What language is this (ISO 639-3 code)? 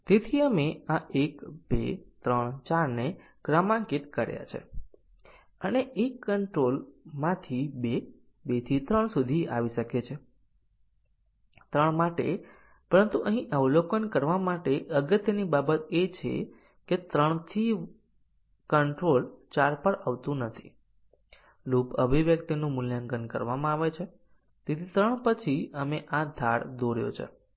guj